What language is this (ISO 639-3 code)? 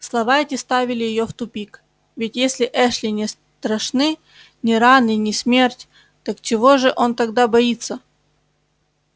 rus